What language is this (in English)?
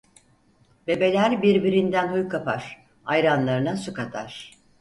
Turkish